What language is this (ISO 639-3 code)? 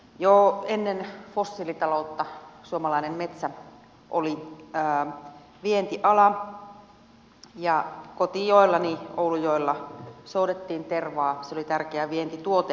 fin